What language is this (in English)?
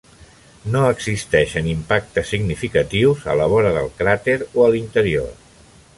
Catalan